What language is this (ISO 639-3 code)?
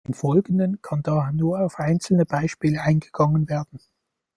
deu